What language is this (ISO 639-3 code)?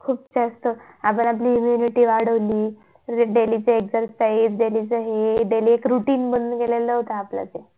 mar